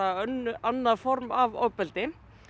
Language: Icelandic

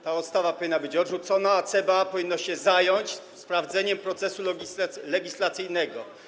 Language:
Polish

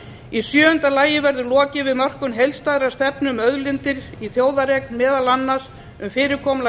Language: Icelandic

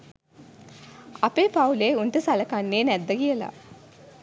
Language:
Sinhala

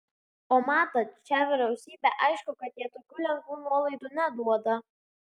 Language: Lithuanian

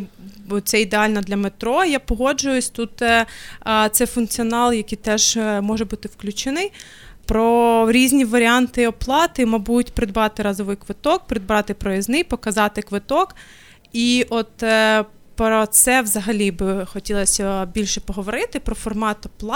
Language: Ukrainian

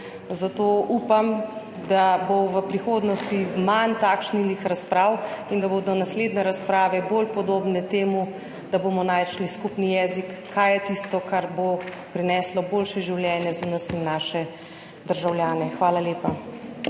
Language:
Slovenian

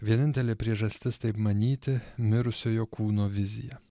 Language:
Lithuanian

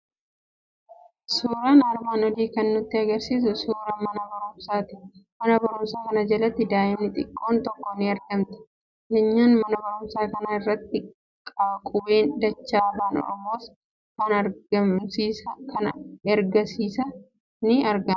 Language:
Oromo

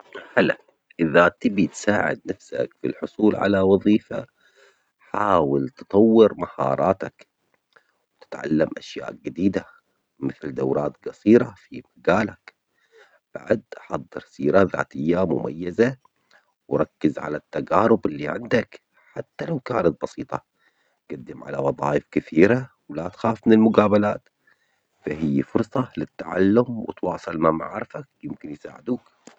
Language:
Omani Arabic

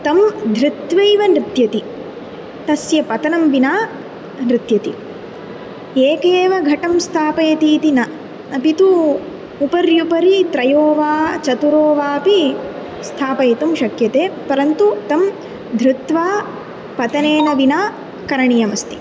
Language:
Sanskrit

